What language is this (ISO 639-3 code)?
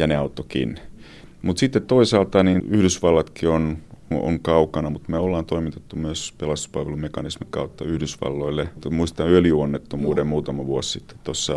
fin